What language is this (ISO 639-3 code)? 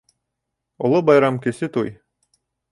bak